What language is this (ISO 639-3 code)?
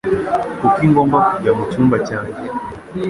kin